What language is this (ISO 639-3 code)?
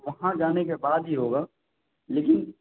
urd